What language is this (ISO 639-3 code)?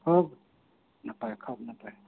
sat